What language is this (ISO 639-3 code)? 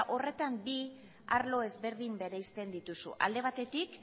eus